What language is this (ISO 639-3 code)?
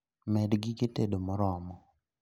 luo